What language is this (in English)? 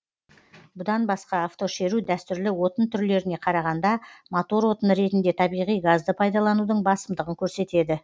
Kazakh